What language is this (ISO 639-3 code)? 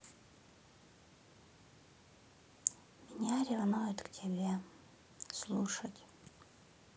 rus